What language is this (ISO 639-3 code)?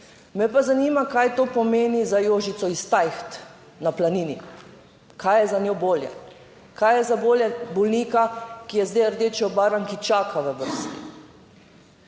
slv